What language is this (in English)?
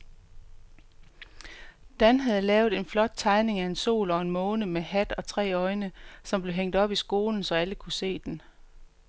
Danish